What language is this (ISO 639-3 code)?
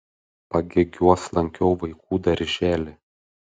lit